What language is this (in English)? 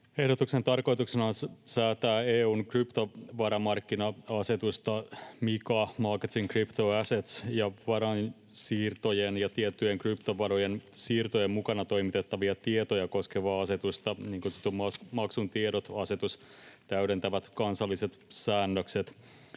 Finnish